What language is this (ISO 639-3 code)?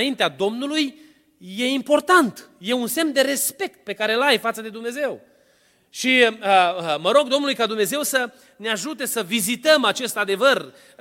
ron